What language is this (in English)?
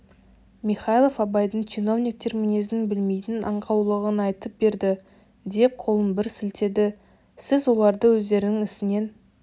Kazakh